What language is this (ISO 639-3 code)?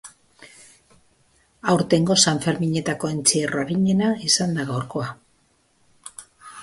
eus